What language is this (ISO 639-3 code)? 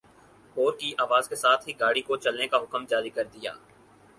urd